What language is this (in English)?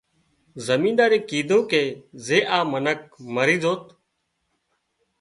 Wadiyara Koli